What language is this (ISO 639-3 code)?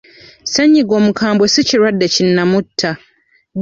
lug